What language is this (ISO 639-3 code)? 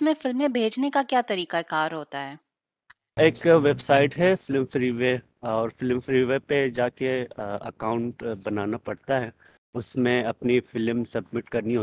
urd